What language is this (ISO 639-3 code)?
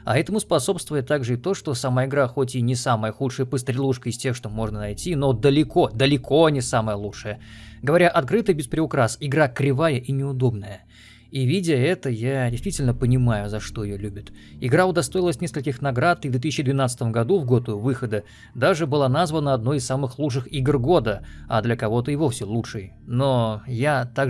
rus